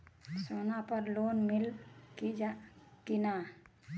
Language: Bhojpuri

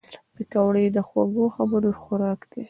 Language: Pashto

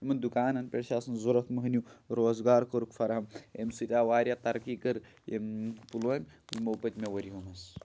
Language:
Kashmiri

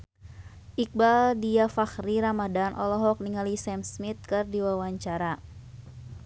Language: Sundanese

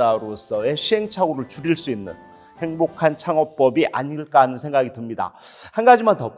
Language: Korean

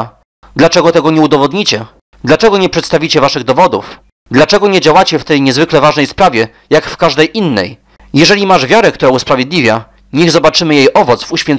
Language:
Polish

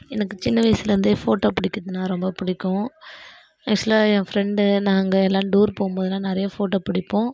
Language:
Tamil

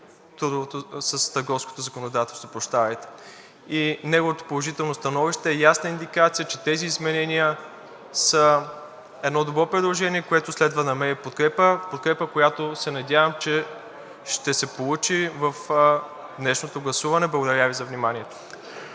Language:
Bulgarian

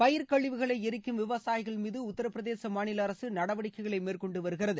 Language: Tamil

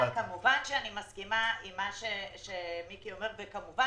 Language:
Hebrew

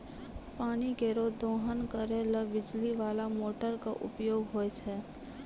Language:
Maithili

